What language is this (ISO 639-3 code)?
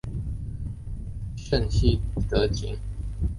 zho